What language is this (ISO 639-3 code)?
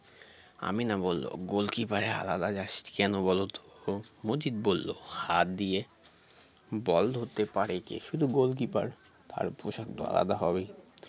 ben